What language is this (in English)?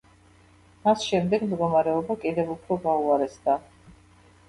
Georgian